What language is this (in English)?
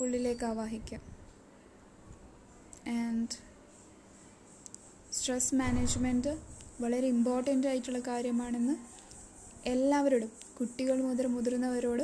Malayalam